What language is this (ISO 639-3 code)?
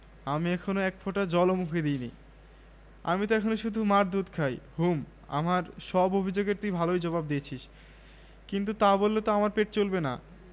ben